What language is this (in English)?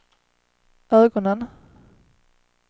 Swedish